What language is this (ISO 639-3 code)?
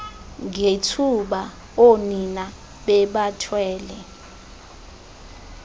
xho